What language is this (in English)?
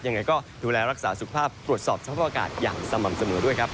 Thai